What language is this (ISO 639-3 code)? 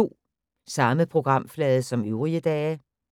dan